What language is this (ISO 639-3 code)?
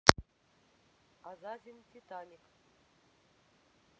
rus